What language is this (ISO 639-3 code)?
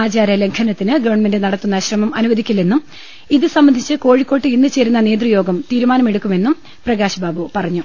mal